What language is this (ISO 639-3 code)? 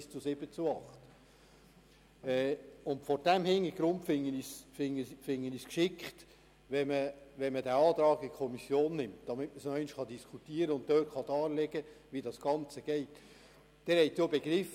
gsw